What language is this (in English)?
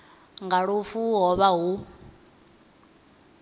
Venda